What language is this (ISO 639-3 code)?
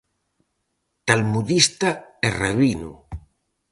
glg